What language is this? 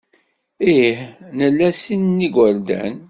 Kabyle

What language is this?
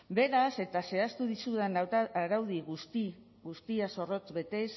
Basque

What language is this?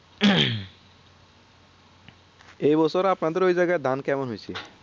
Bangla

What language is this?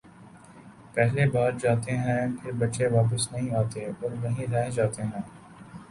Urdu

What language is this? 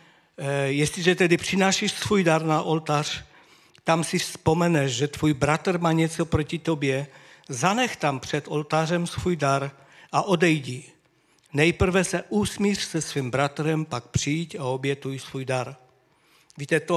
Czech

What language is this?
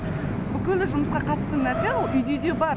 Kazakh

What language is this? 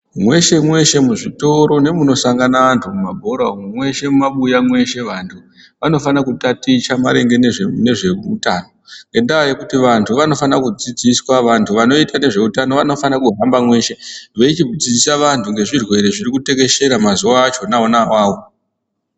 Ndau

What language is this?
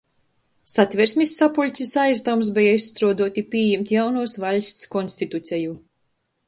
Latgalian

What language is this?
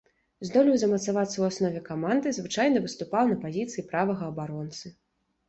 Belarusian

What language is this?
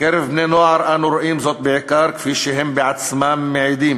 Hebrew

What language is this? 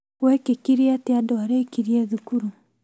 Kikuyu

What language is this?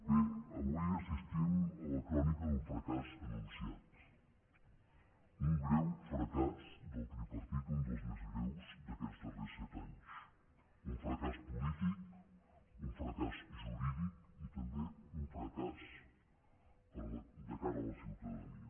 Catalan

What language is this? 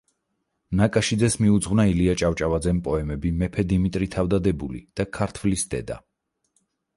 Georgian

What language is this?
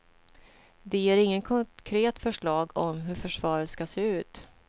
Swedish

